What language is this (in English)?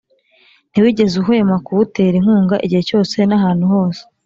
Kinyarwanda